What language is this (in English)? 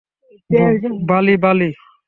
Bangla